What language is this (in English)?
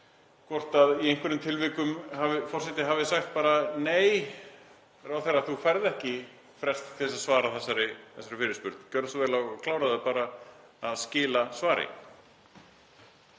Icelandic